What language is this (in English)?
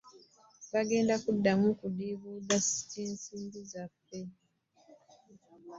Ganda